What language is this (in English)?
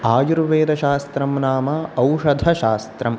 Sanskrit